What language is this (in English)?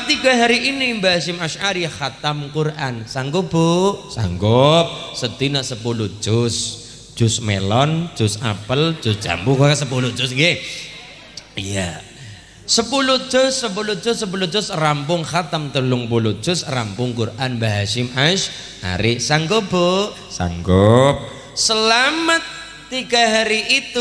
Indonesian